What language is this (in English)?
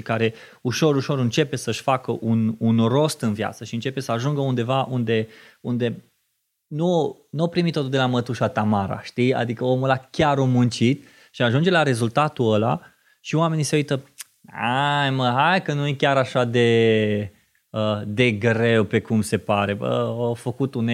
Romanian